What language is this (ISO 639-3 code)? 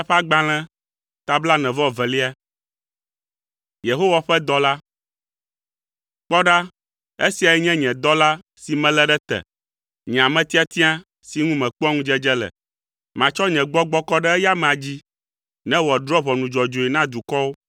ewe